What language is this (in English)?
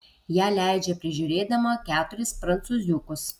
Lithuanian